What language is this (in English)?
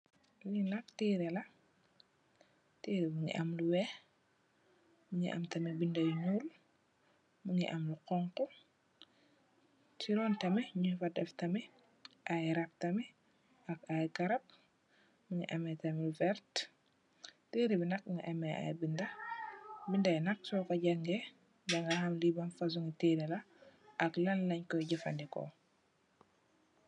Wolof